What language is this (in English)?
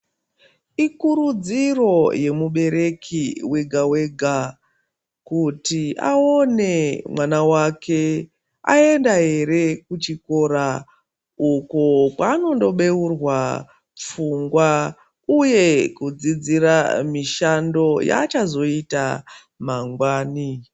Ndau